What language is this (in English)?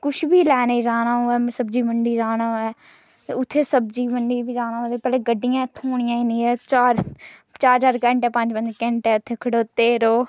Dogri